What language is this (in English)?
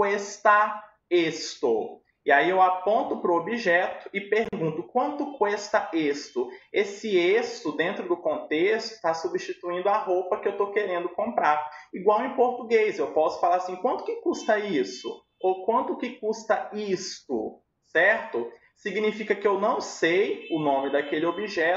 Portuguese